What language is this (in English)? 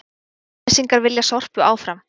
Icelandic